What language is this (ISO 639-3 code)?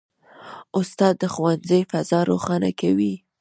pus